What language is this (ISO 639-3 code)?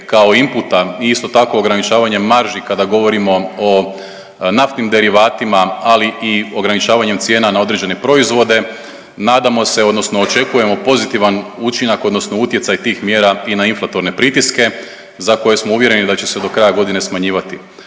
hrv